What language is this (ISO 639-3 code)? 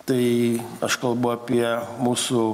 lit